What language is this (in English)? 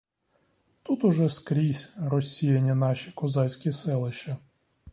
Ukrainian